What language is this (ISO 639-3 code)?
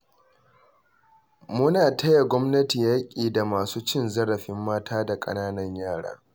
hau